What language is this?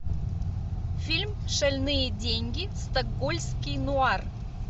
Russian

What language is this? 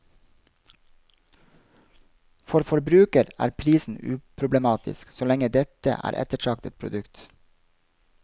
Norwegian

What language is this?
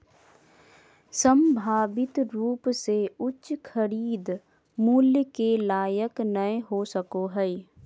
Magahi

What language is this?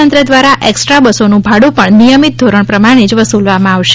Gujarati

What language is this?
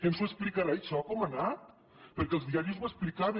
Catalan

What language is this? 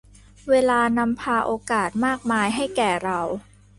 Thai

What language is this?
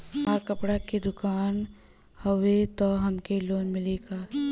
Bhojpuri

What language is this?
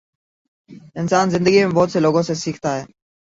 Urdu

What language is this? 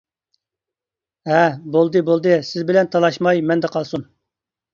Uyghur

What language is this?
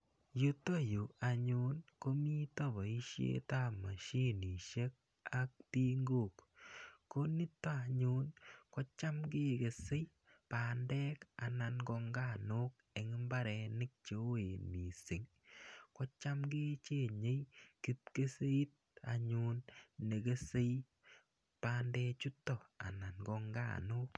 Kalenjin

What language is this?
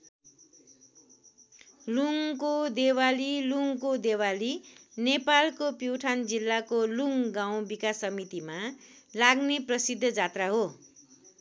Nepali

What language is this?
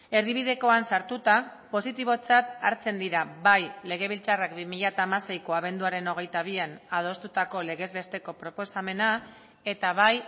Basque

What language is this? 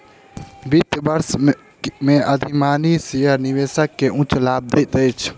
Maithili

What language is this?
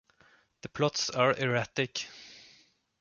English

